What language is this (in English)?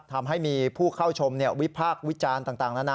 Thai